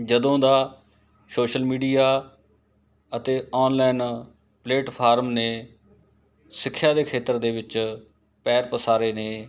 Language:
Punjabi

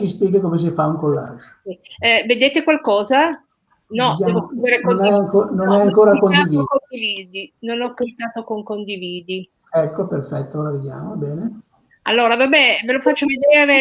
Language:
Italian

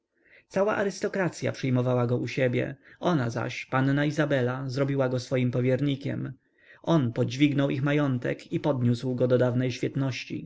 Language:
Polish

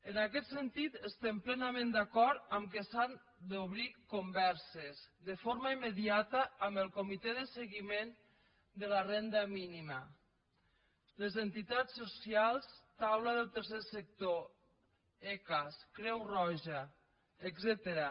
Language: Catalan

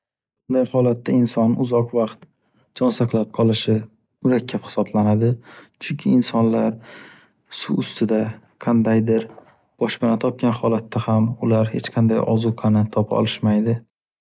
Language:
Uzbek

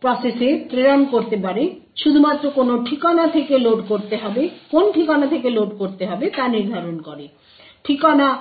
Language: Bangla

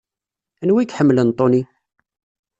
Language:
Kabyle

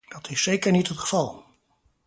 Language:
Dutch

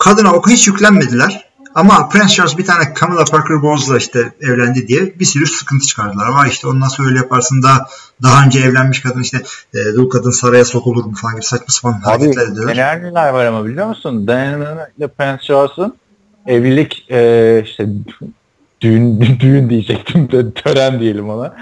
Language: Turkish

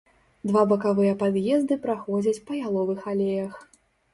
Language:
Belarusian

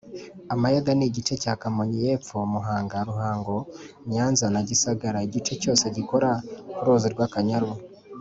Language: Kinyarwanda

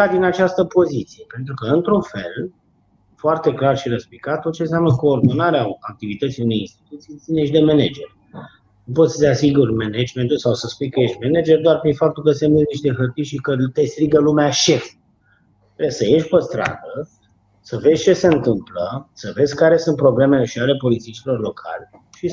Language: Romanian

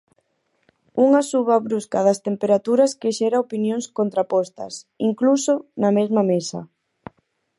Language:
Galician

